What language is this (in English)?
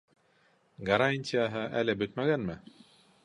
Bashkir